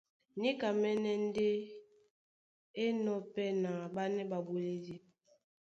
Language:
Duala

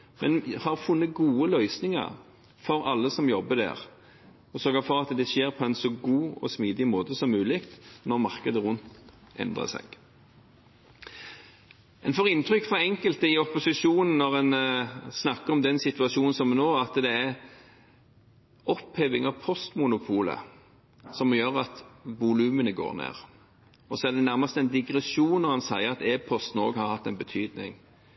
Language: Norwegian Bokmål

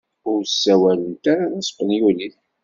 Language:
Kabyle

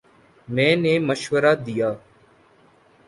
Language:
Urdu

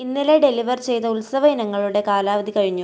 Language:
Malayalam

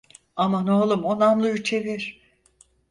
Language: Turkish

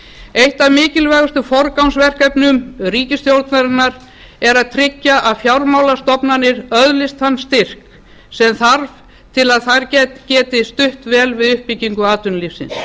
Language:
Icelandic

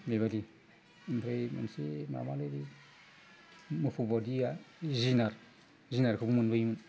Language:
Bodo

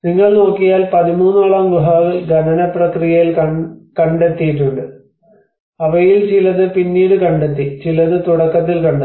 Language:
Malayalam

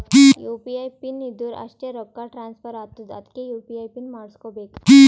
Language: Kannada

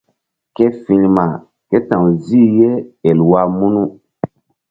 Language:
Mbum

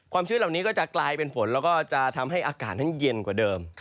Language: Thai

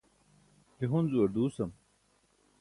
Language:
Burushaski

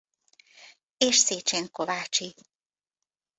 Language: Hungarian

